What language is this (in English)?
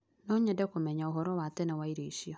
Kikuyu